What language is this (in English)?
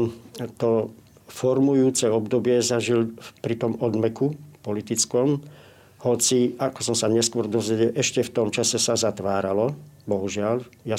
Slovak